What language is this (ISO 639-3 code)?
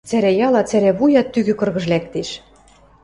mrj